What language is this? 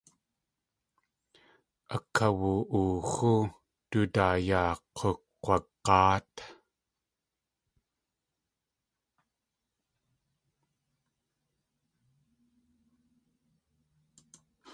Tlingit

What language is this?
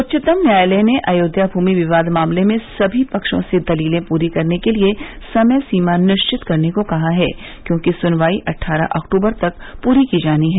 Hindi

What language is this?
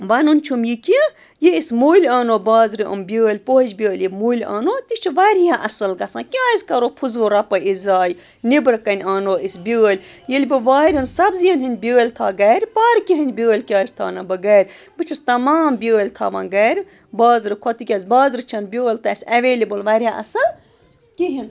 Kashmiri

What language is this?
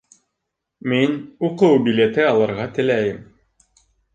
Bashkir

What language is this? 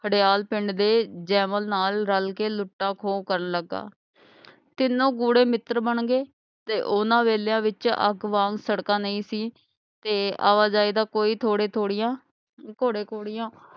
Punjabi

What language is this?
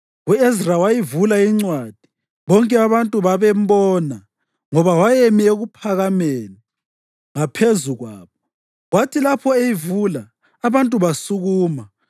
North Ndebele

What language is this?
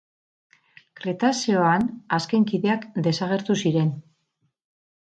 Basque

